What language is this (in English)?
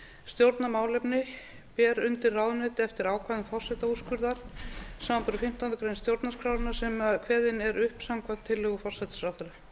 Icelandic